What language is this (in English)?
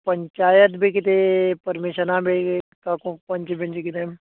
Konkani